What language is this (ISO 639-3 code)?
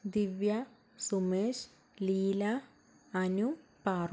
mal